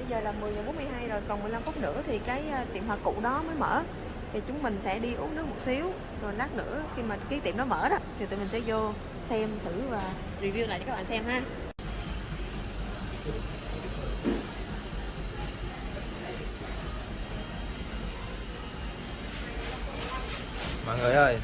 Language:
Vietnamese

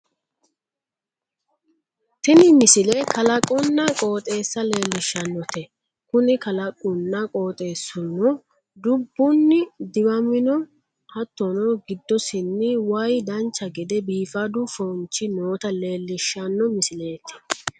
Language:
Sidamo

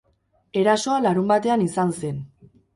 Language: Basque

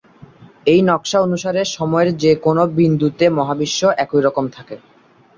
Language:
Bangla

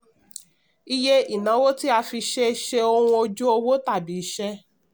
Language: Yoruba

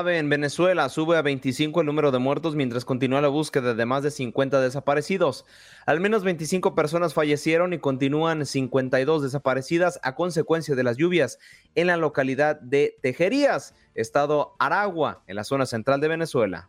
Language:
Spanish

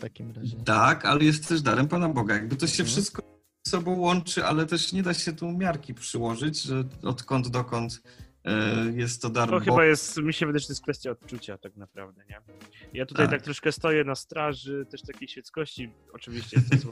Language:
Polish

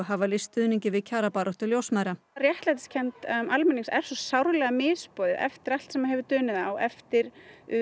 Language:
Icelandic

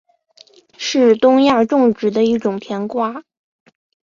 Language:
Chinese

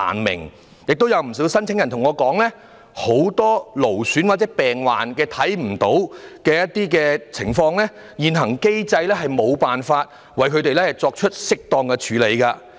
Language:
Cantonese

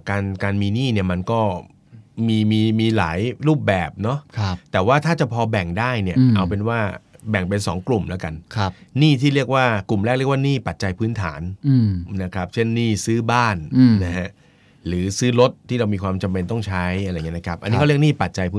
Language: Thai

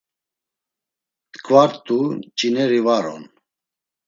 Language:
Laz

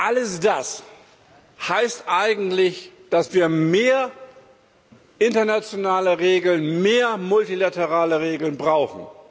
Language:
German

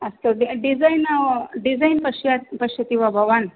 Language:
Sanskrit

